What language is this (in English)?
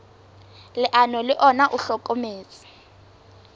Southern Sotho